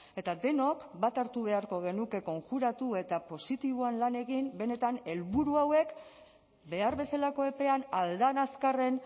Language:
Basque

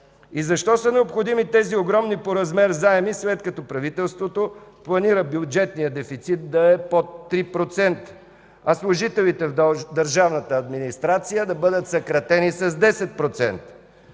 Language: Bulgarian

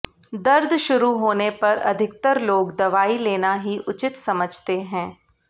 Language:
Hindi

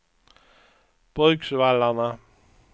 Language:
Swedish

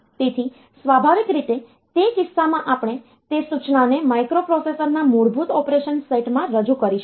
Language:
Gujarati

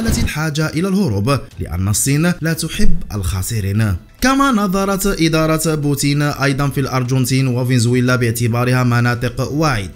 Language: Arabic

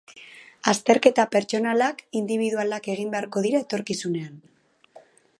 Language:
Basque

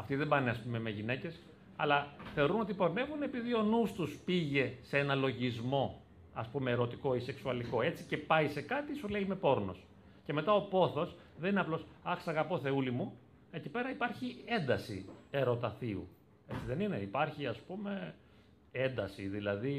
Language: Greek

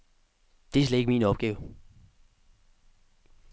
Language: Danish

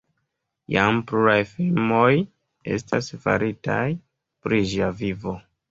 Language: Esperanto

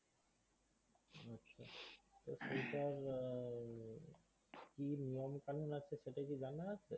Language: Bangla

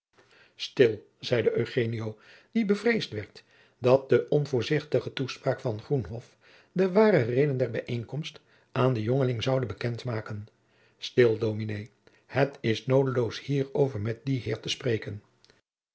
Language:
Dutch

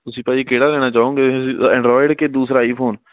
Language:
Punjabi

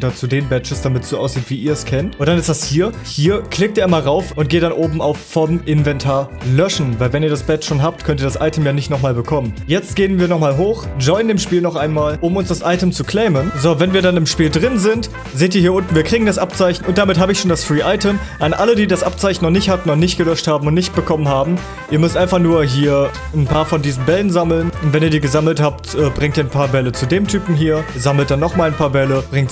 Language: German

